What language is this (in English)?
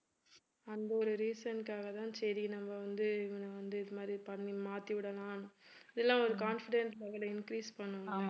Tamil